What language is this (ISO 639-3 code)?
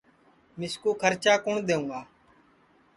ssi